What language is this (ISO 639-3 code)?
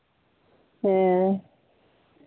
sat